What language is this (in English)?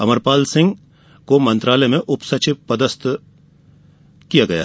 Hindi